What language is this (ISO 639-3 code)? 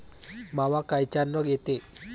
mar